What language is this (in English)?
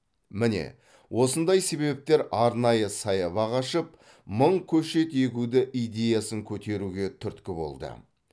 Kazakh